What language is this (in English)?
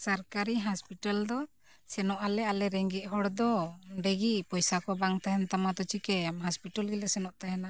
Santali